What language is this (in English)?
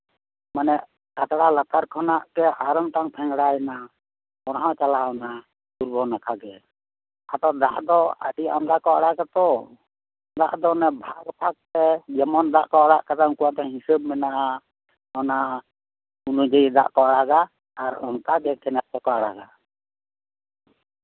Santali